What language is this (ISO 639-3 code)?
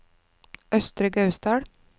nor